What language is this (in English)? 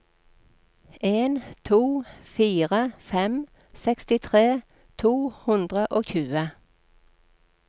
Norwegian